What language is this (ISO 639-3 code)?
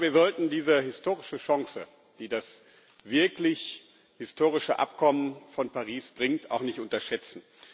deu